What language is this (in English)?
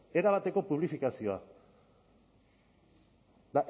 Basque